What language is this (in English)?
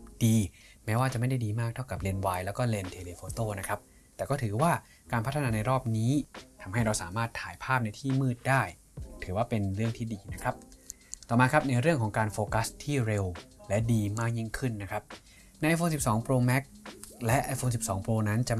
Thai